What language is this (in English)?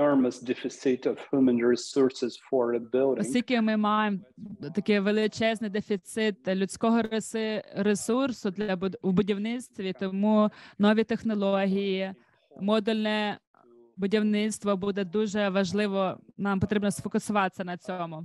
Ukrainian